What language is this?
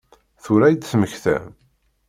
Kabyle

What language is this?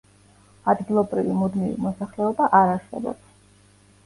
Georgian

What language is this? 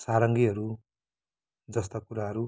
Nepali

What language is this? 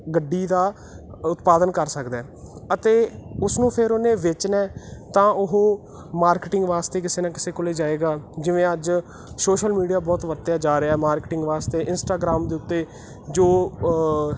Punjabi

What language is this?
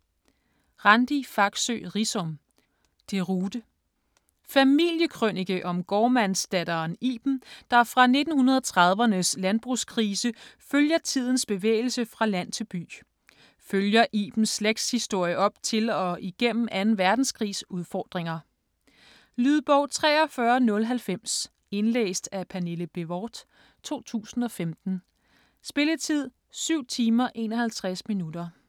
Danish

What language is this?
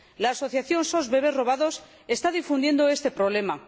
Spanish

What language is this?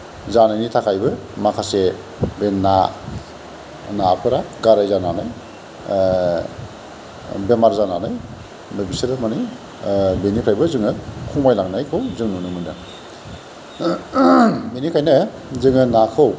Bodo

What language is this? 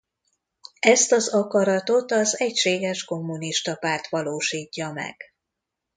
Hungarian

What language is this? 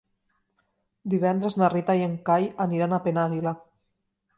Catalan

